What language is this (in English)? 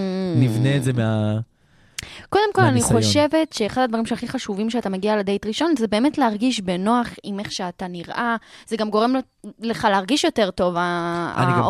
Hebrew